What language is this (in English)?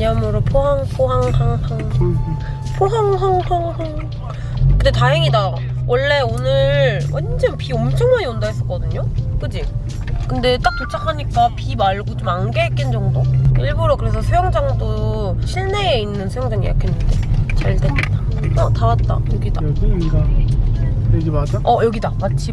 Korean